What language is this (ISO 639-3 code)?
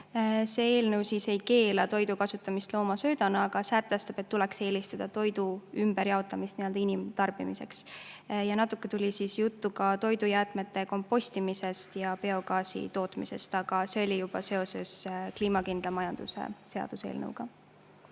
est